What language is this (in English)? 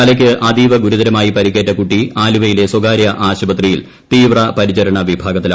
Malayalam